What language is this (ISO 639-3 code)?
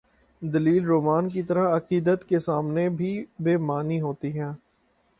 urd